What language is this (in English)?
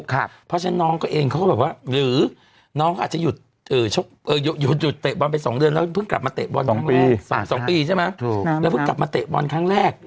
Thai